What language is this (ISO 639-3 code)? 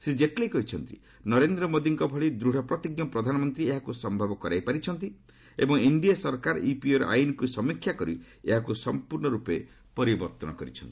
ori